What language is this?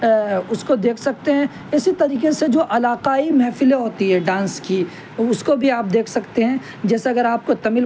Urdu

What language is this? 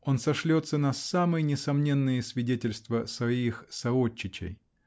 Russian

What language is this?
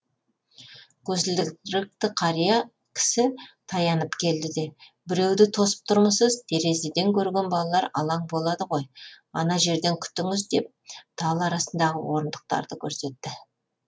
Kazakh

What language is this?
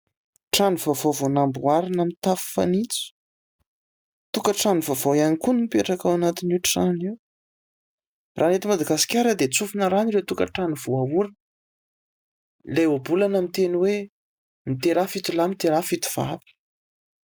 Malagasy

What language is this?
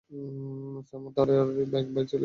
Bangla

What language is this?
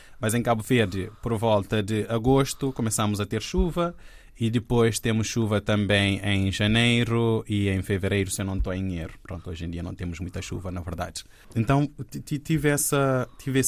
Portuguese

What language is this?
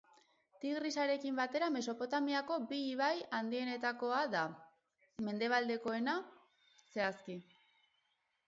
Basque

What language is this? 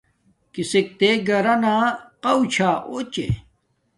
Domaaki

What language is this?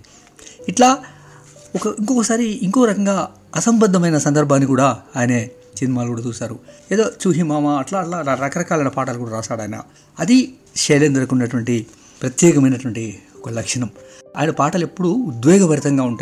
Telugu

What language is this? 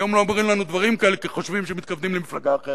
Hebrew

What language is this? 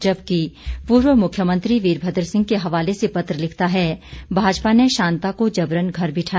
Hindi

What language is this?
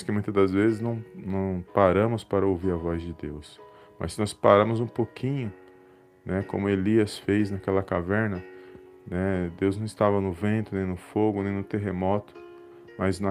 Portuguese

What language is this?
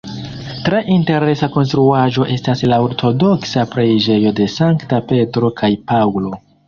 Esperanto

